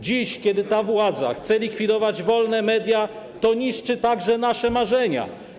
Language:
Polish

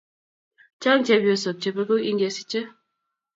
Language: Kalenjin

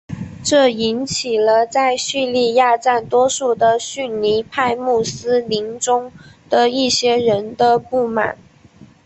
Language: Chinese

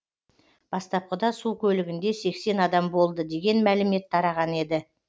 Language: Kazakh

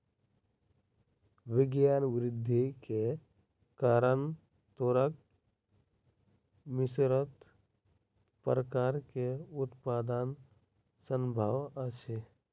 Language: Maithili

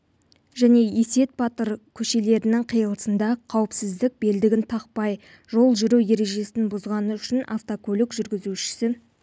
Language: Kazakh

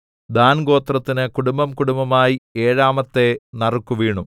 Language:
Malayalam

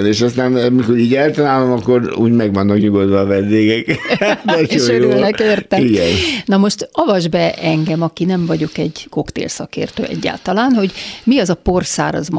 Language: Hungarian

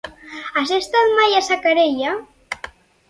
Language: Catalan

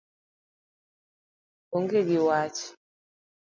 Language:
Luo (Kenya and Tanzania)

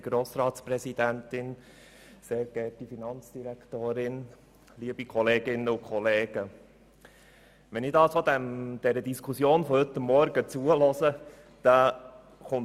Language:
Swiss German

